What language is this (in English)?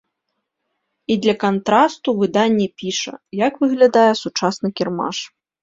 Belarusian